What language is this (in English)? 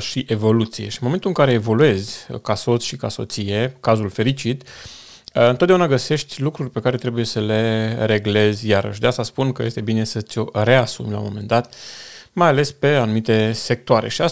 Romanian